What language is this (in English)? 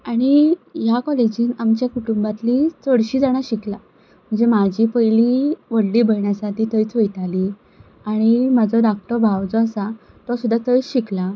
Konkani